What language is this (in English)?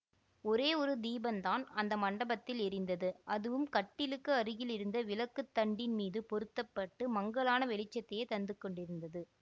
Tamil